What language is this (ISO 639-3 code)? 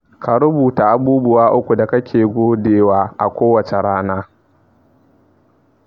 hau